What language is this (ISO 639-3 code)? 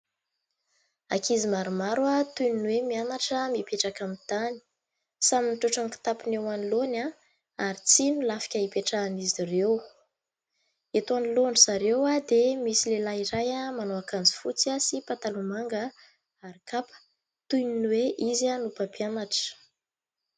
mlg